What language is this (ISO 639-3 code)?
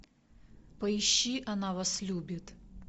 rus